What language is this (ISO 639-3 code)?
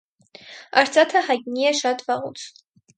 hye